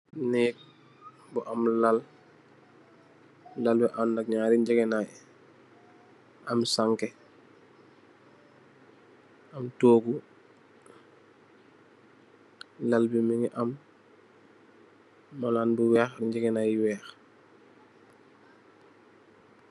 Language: Wolof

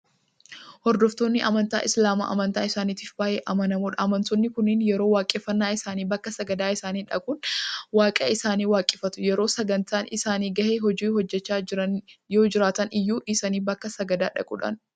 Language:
Oromo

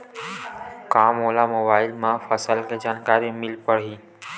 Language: Chhattisgarhi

